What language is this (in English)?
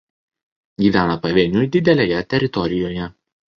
Lithuanian